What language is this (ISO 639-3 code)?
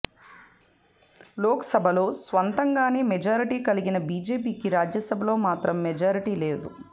tel